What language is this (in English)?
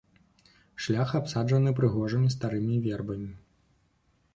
Belarusian